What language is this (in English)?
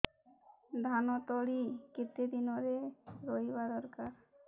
Odia